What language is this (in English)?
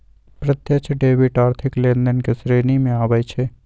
Magahi